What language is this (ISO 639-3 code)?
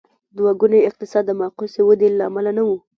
pus